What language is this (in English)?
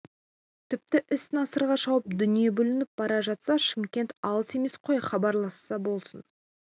Kazakh